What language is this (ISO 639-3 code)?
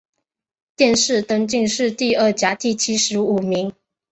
zho